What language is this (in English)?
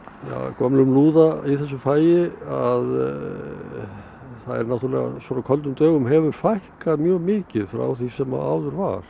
Icelandic